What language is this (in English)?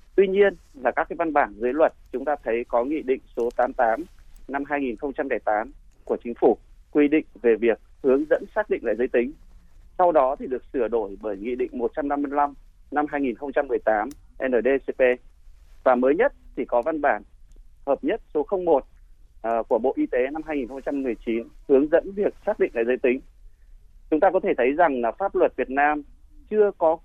Vietnamese